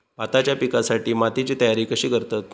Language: Marathi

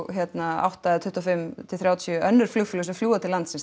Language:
Icelandic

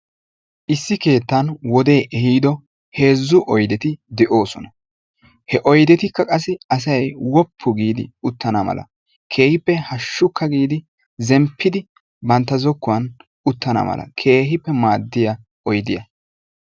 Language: Wolaytta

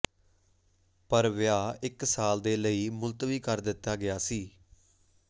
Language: Punjabi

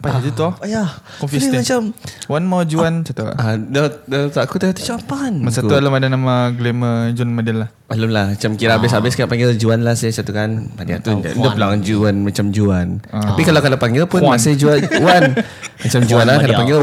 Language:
Malay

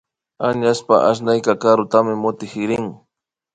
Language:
Imbabura Highland Quichua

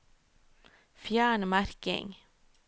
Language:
Norwegian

